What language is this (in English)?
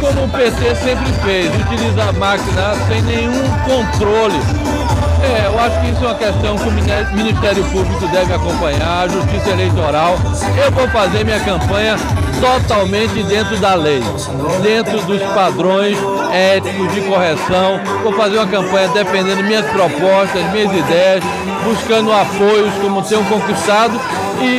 Portuguese